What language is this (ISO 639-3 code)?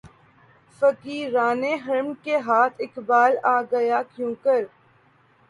urd